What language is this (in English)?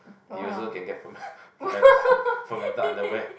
English